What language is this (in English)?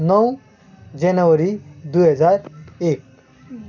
Nepali